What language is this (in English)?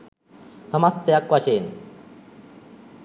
Sinhala